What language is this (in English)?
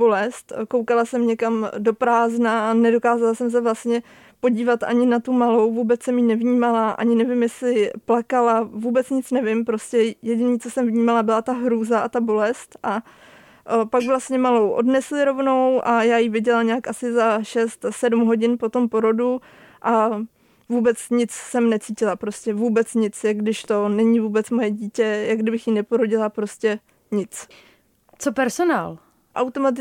Czech